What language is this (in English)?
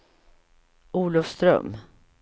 Swedish